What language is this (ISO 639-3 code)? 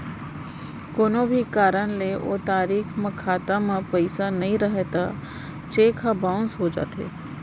hne